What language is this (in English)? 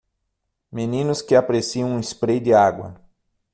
Portuguese